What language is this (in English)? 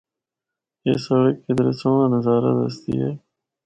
Northern Hindko